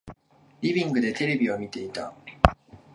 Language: Japanese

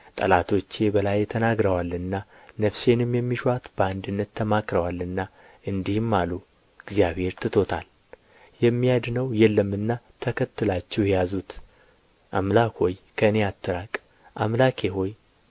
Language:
Amharic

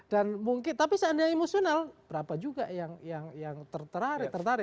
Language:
Indonesian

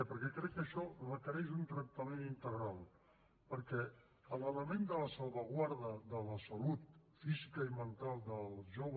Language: Catalan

